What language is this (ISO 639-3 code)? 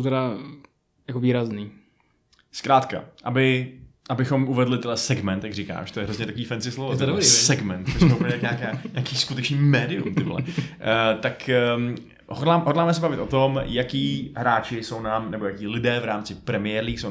ces